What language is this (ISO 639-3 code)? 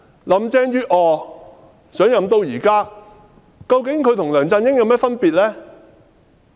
yue